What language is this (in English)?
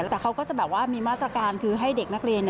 Thai